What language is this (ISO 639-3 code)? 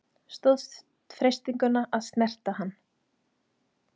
isl